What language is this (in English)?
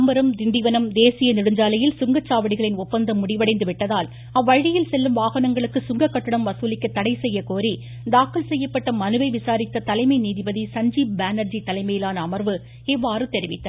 Tamil